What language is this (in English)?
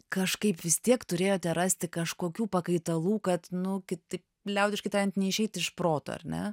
Lithuanian